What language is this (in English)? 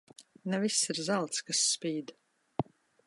Latvian